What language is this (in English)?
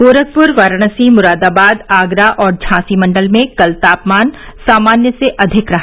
Hindi